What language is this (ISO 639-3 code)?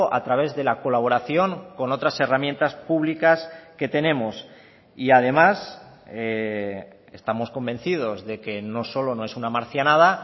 spa